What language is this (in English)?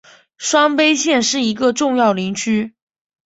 Chinese